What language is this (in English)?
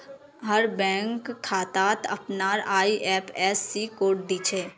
Magahi